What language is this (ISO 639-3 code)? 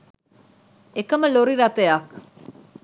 sin